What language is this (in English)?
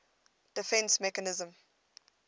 English